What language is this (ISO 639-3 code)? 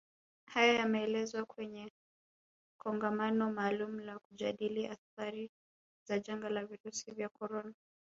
swa